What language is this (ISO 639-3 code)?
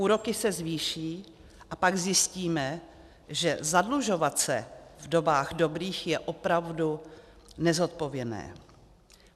ces